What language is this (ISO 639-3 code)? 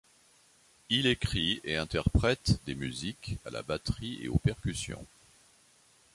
fra